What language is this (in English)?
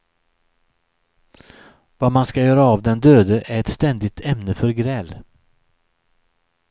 Swedish